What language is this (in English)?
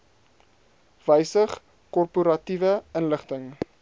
Afrikaans